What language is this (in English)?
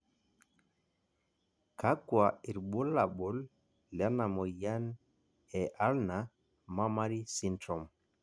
Masai